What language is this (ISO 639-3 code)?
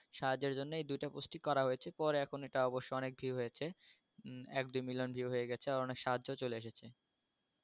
ben